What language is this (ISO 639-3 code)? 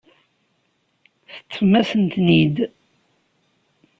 kab